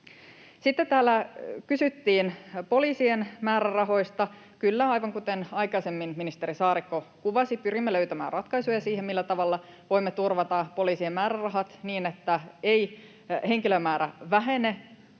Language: Finnish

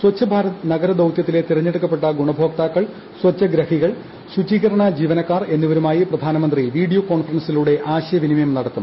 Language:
Malayalam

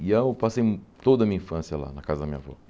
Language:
Portuguese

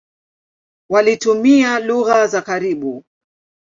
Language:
Swahili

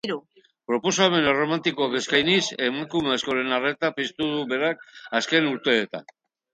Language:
Basque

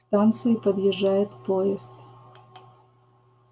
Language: Russian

